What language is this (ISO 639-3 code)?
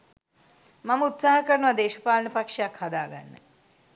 sin